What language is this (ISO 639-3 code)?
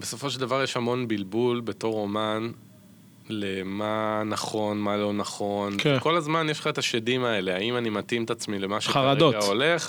heb